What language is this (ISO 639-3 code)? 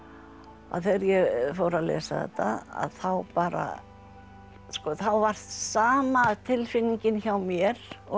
isl